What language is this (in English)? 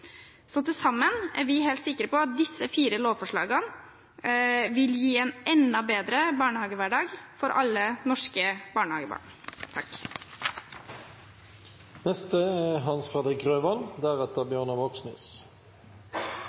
Norwegian Bokmål